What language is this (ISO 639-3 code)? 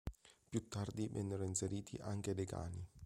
ita